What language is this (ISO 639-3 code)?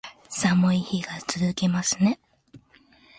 jpn